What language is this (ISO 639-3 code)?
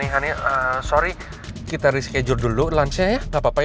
ind